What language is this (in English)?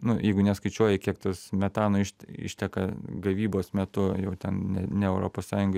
Lithuanian